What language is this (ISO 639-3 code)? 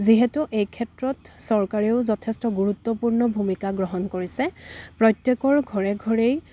asm